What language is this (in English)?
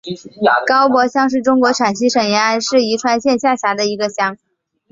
Chinese